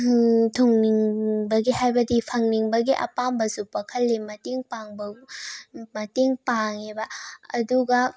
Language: Manipuri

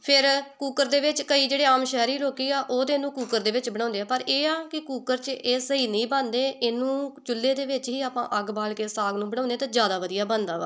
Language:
Punjabi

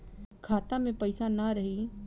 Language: Bhojpuri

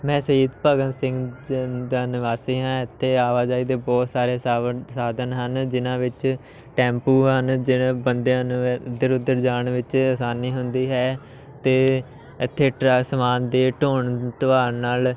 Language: Punjabi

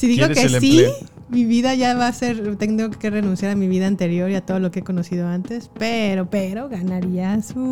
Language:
Spanish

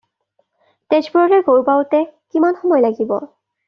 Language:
Assamese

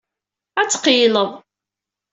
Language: Kabyle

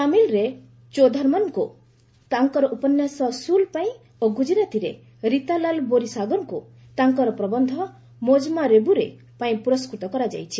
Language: Odia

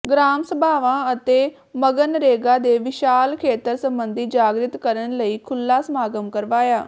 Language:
Punjabi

